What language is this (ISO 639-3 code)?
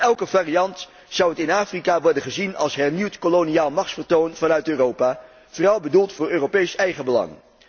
nld